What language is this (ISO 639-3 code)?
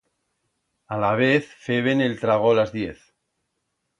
arg